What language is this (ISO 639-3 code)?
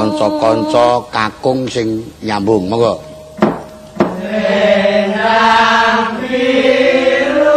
ind